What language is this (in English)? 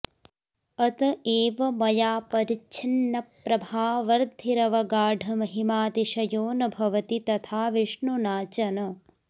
Sanskrit